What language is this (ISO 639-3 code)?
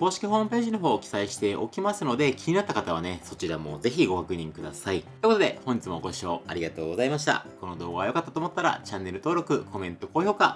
jpn